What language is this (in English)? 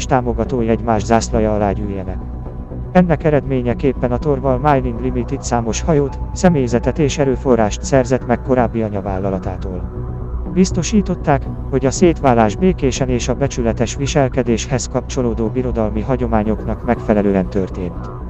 Hungarian